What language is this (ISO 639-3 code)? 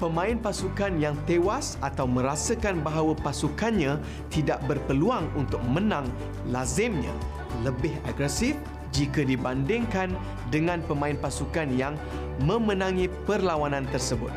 msa